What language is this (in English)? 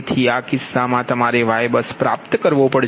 Gujarati